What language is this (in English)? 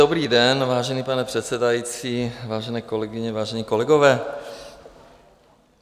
Czech